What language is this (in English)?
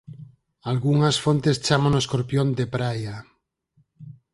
Galician